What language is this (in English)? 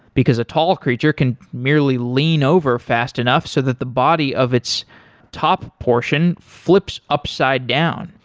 English